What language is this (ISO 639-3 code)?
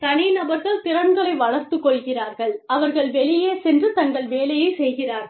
tam